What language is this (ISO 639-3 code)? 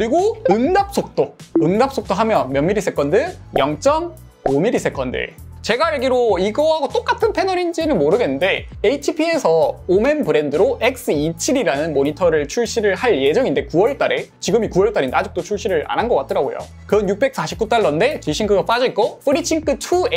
kor